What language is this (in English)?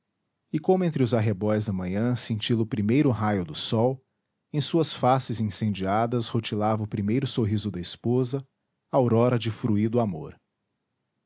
Portuguese